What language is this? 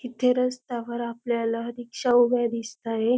Marathi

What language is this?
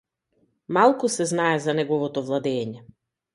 Macedonian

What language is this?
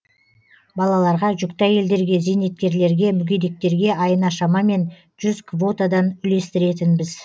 Kazakh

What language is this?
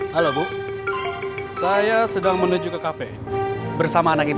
Indonesian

